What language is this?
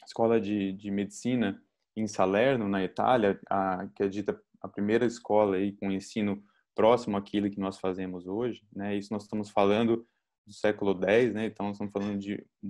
Portuguese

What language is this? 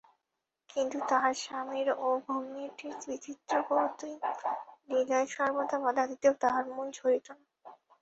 Bangla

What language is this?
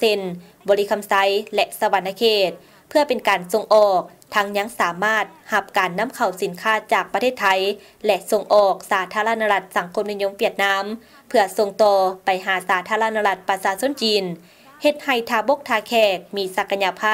Thai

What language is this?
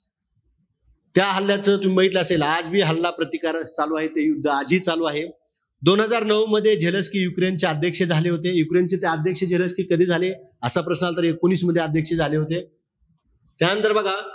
Marathi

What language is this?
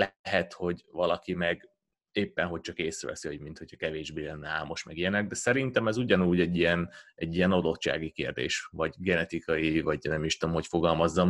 Hungarian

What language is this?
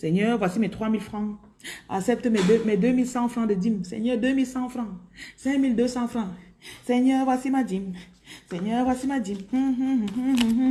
French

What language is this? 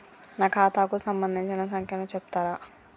Telugu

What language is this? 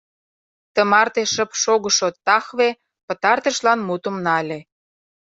Mari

